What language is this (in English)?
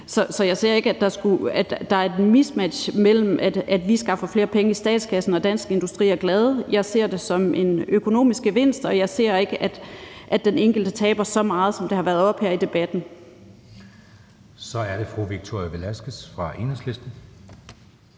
Danish